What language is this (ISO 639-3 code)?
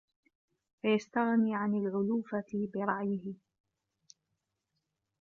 ara